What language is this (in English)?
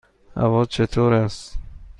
Persian